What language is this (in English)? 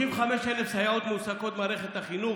Hebrew